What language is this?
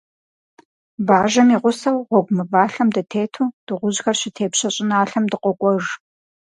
Kabardian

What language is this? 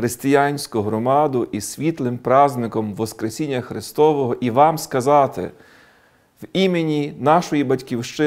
Ukrainian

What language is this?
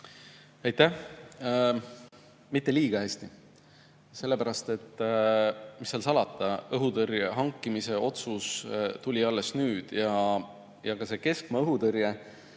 Estonian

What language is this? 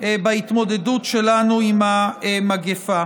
Hebrew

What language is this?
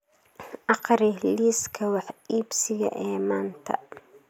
Somali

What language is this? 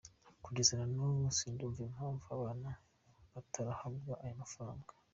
Kinyarwanda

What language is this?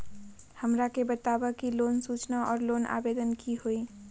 Magahi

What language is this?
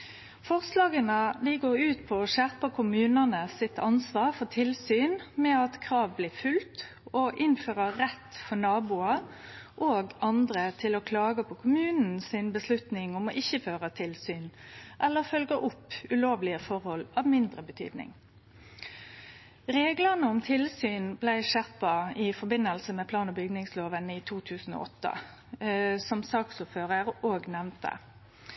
Norwegian Nynorsk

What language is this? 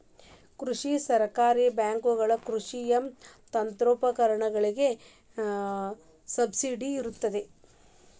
Kannada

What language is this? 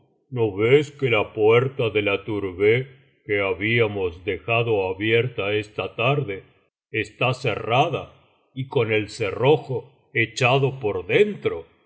Spanish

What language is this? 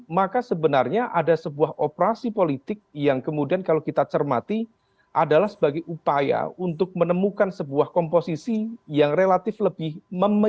Indonesian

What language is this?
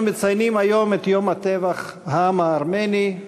Hebrew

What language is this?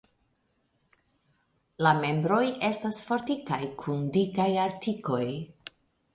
Esperanto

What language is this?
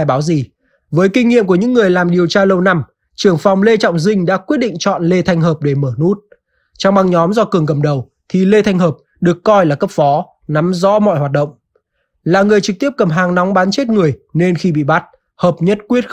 Vietnamese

